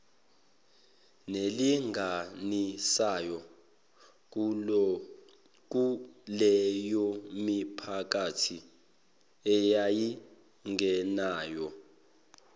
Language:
Zulu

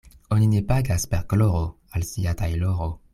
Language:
Esperanto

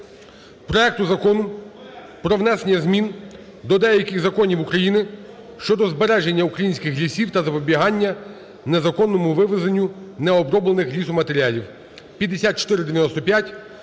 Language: Ukrainian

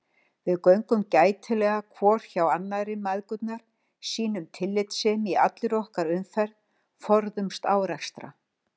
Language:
Icelandic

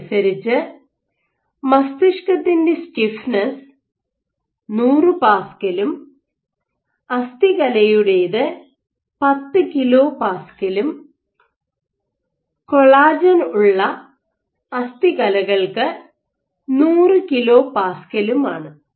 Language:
Malayalam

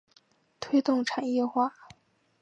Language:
Chinese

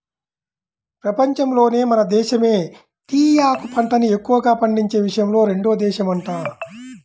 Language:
Telugu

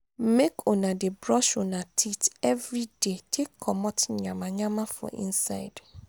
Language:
Nigerian Pidgin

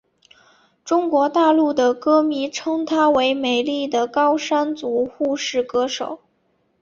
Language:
Chinese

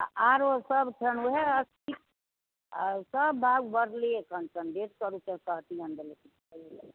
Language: Maithili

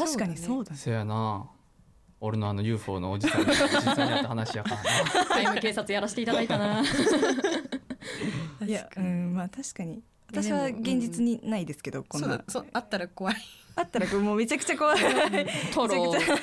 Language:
Japanese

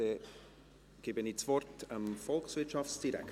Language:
Swiss German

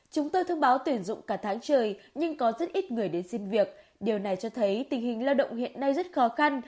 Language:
Vietnamese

